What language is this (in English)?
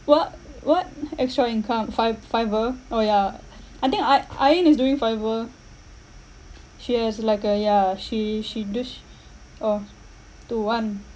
English